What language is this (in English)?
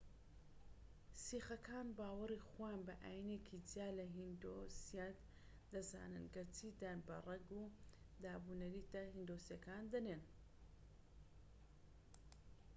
Central Kurdish